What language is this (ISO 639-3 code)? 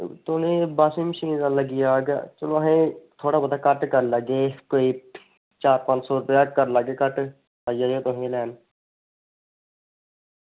doi